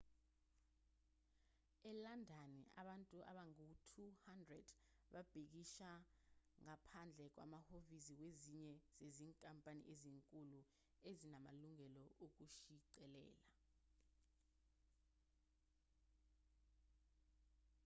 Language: Zulu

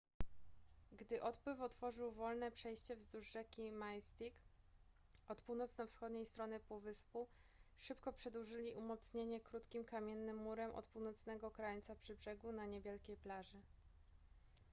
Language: Polish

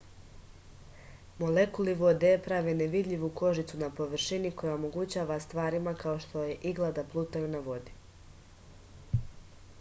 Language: Serbian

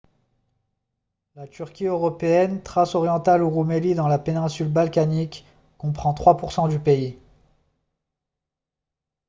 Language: French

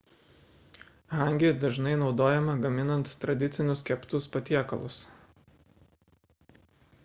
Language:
Lithuanian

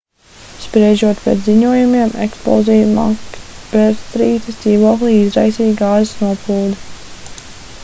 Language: Latvian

